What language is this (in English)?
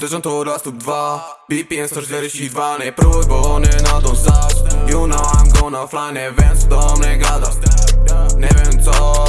Polish